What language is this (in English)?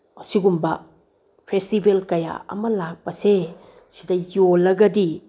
Manipuri